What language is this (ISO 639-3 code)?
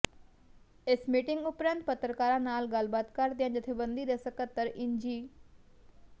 pan